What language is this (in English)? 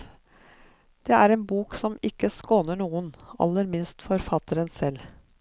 Norwegian